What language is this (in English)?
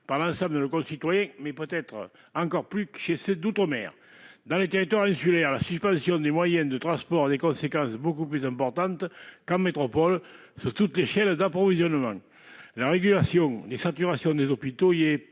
French